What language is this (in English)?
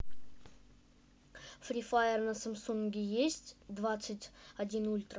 Russian